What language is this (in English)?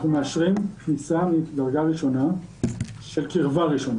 Hebrew